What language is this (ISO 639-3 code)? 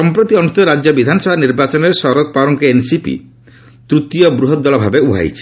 ori